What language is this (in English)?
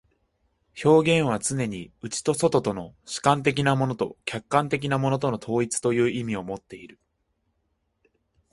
Japanese